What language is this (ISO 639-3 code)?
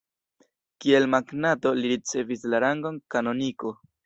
epo